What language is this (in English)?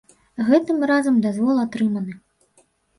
Belarusian